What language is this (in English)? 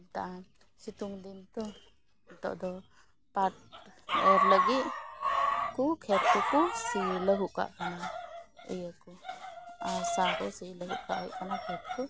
Santali